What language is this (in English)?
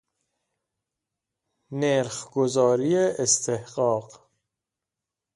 Persian